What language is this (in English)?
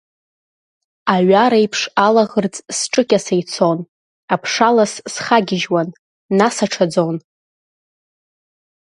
Abkhazian